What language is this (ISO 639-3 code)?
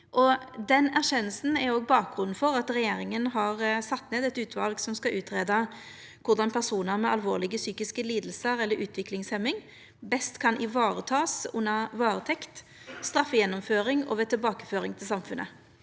nor